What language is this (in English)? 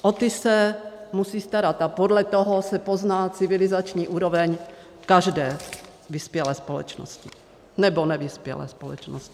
Czech